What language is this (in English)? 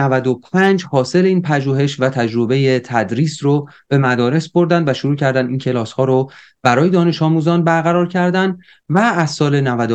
Persian